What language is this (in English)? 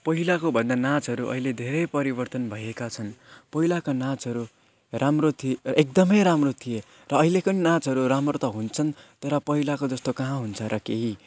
Nepali